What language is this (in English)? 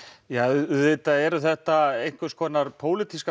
Icelandic